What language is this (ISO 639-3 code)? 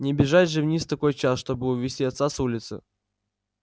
rus